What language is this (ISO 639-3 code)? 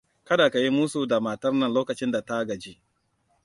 hau